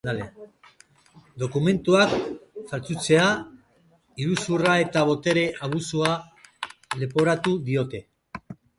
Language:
Basque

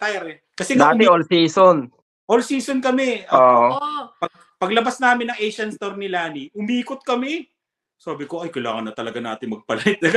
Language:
Filipino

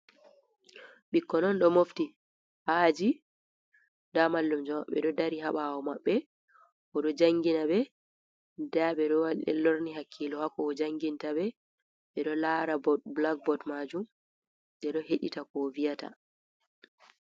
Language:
Fula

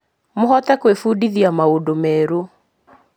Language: Kikuyu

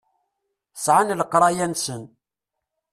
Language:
Kabyle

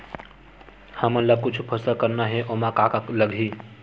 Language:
Chhattisgarhi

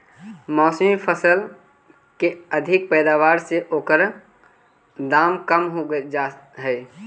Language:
Magahi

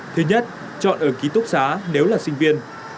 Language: Vietnamese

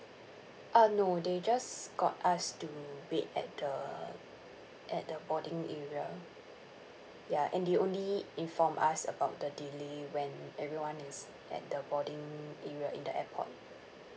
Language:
English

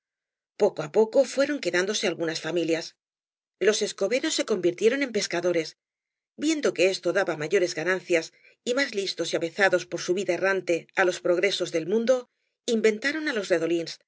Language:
Spanish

